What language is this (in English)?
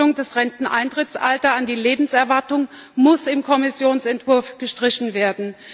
German